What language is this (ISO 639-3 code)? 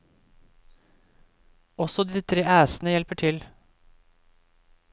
nor